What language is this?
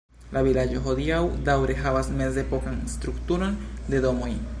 Esperanto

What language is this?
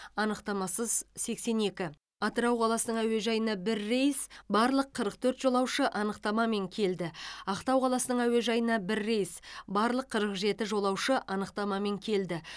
Kazakh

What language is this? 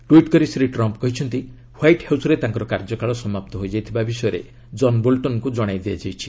Odia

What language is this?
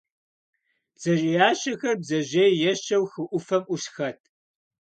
Kabardian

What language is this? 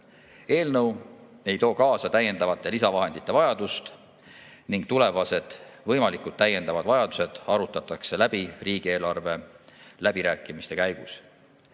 Estonian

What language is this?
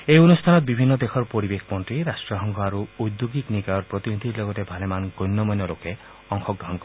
Assamese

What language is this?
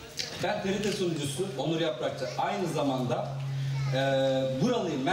Turkish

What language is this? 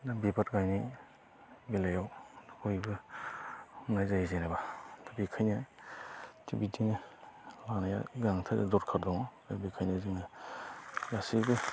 Bodo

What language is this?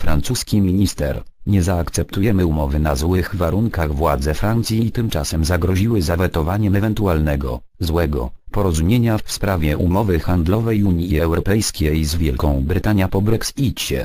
Polish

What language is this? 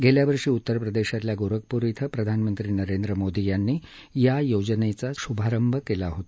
Marathi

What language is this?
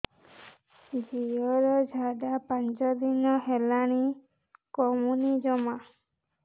Odia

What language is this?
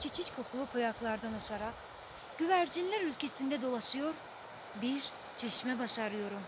Turkish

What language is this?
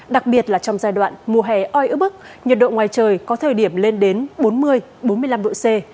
Vietnamese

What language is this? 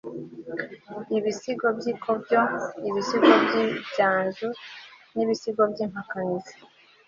Kinyarwanda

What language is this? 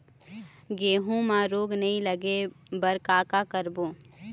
Chhattisgarhi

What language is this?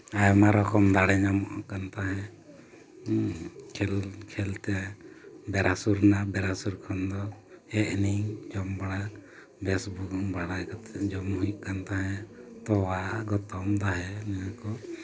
Santali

